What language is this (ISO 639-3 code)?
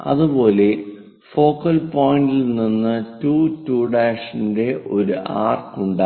mal